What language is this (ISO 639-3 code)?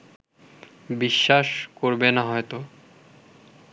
ben